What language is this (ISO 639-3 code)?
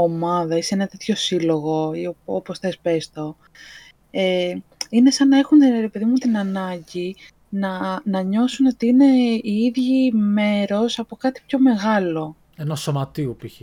ell